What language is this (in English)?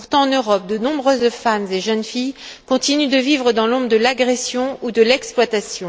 French